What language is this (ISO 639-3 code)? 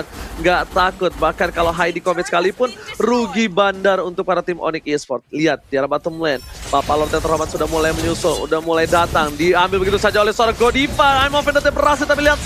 ind